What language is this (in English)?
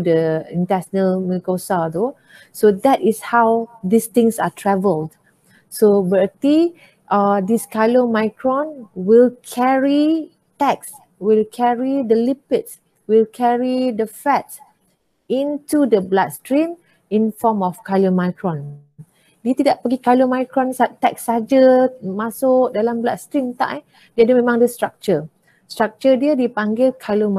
Malay